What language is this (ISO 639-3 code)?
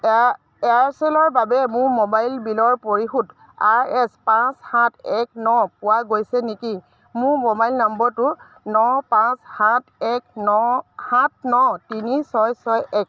asm